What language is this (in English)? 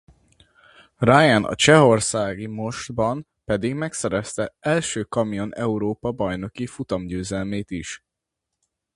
Hungarian